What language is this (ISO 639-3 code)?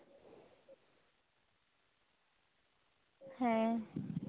sat